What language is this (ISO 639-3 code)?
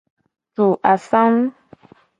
gej